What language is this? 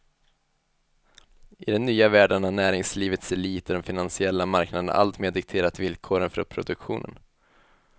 Swedish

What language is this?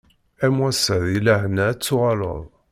Kabyle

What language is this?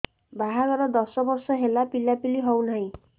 Odia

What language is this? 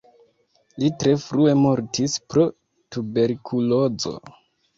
Esperanto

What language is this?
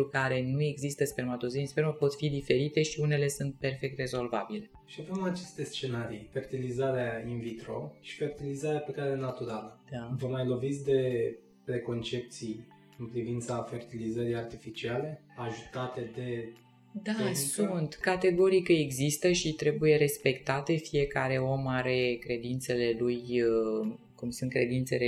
Romanian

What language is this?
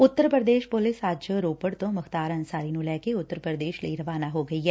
Punjabi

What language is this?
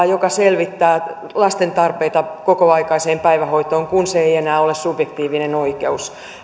Finnish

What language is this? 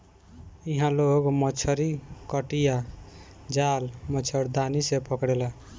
Bhojpuri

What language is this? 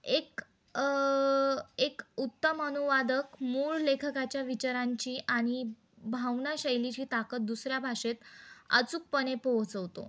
Marathi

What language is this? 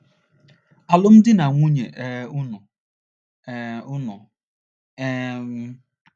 Igbo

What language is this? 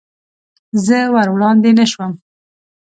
Pashto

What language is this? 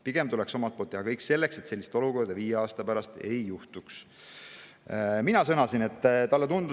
Estonian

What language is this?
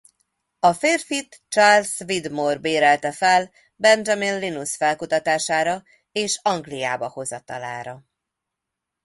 Hungarian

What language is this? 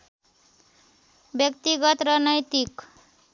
Nepali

